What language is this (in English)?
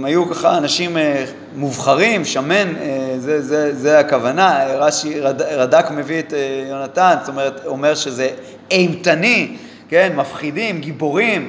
Hebrew